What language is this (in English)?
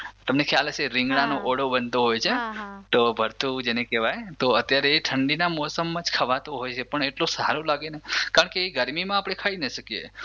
Gujarati